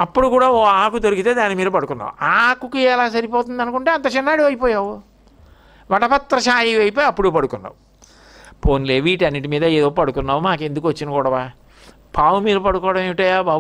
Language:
Telugu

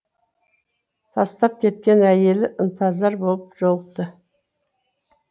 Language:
Kazakh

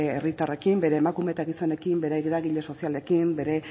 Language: Basque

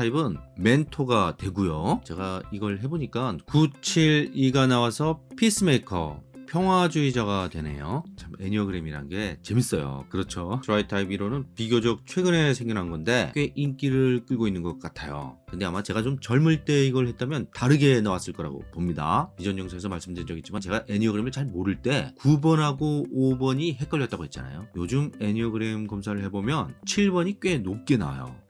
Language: Korean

